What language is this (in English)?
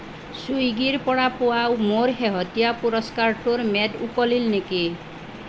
Assamese